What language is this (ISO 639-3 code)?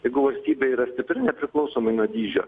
lit